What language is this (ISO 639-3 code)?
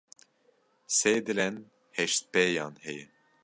kur